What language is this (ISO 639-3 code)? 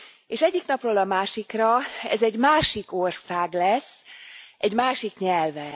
hun